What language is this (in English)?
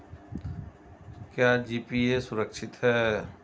Hindi